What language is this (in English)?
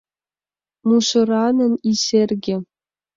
Mari